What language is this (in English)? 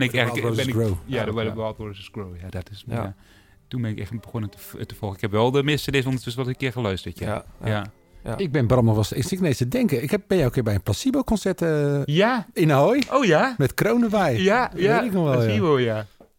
Dutch